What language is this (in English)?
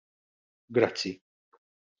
Maltese